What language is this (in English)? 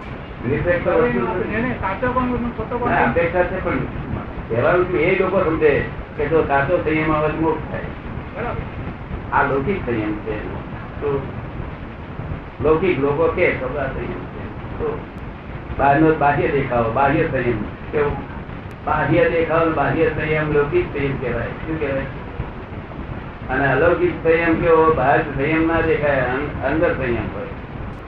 Gujarati